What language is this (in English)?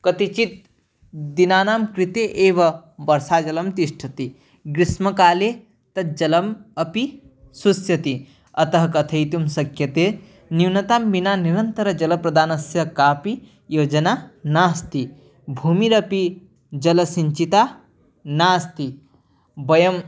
Sanskrit